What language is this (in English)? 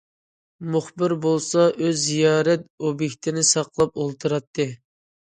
Uyghur